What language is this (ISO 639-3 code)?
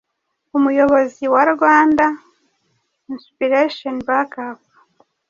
kin